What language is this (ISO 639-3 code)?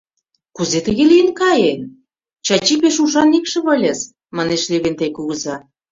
chm